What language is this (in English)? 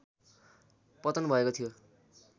Nepali